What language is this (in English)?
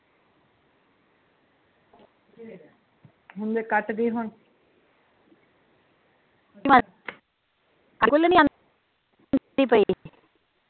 Punjabi